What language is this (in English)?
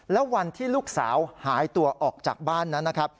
Thai